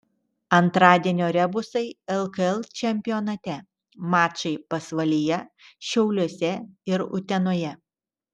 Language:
Lithuanian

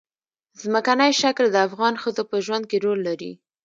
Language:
Pashto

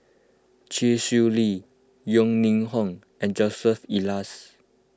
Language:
English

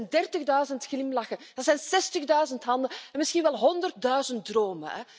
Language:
Dutch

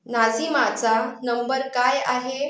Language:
Marathi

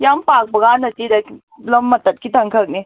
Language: Manipuri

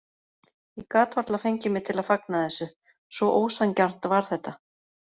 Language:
Icelandic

